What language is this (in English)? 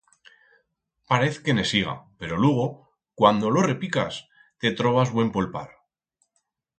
Aragonese